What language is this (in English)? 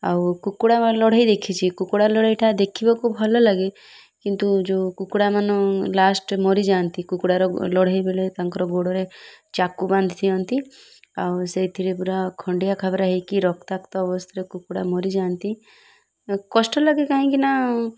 Odia